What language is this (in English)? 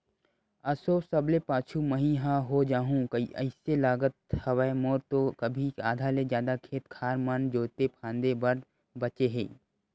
Chhattisgarhi